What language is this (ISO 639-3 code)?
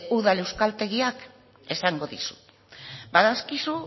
eus